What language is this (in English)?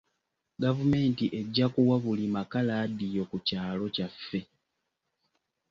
Ganda